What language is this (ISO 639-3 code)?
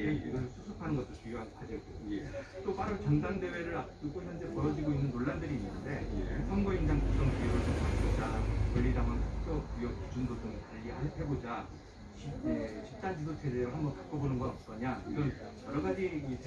kor